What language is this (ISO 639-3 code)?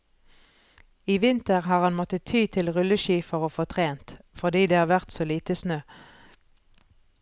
nor